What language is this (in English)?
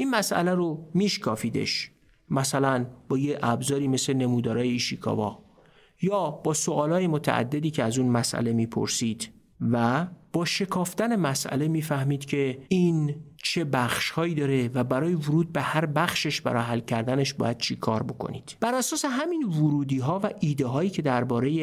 Persian